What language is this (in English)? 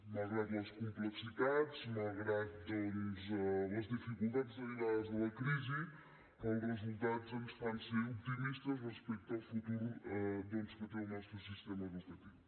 Catalan